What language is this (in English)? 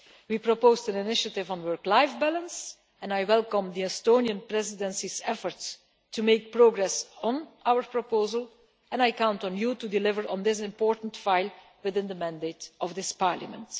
English